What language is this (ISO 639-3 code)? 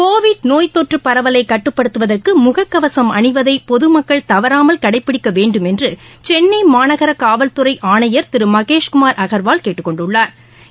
tam